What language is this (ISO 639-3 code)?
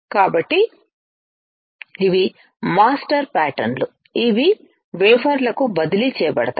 tel